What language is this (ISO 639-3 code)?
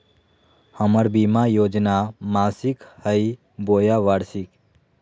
mag